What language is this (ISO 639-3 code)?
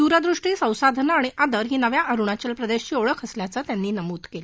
mar